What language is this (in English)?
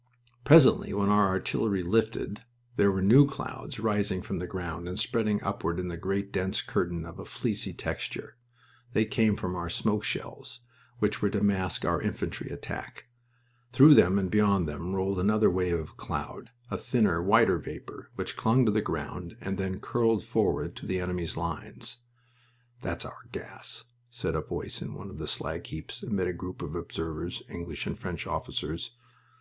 English